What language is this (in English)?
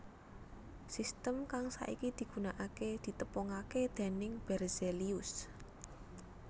Javanese